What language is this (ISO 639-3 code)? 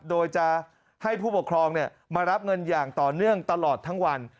tha